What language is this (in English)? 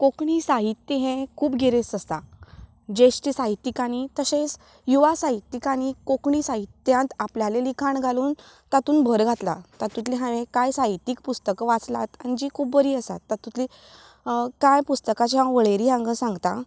Konkani